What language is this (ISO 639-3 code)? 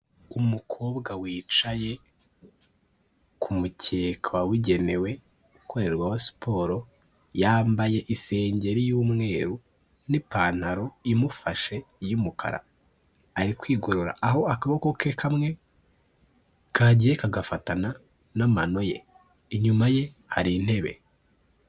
kin